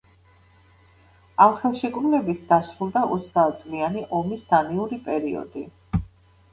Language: Georgian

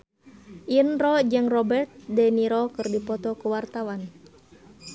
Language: Sundanese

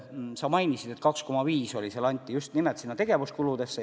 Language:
Estonian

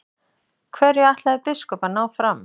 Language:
Icelandic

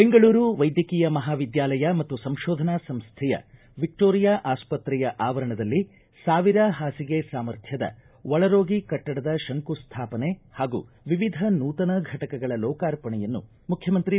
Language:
Kannada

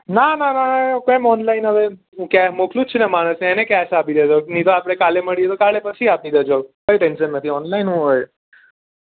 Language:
Gujarati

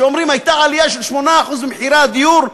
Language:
Hebrew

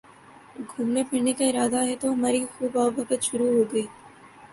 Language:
Urdu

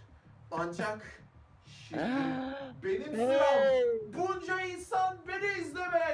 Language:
Turkish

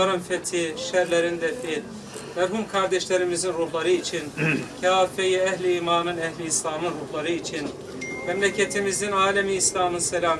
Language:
Turkish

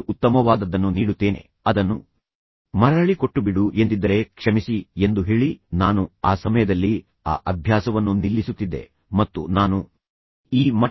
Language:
Kannada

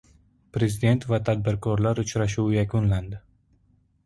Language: Uzbek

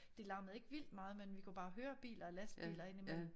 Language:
Danish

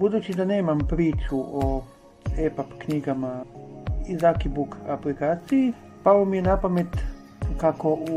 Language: Croatian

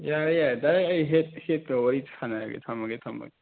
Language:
Manipuri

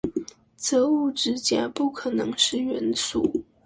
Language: Chinese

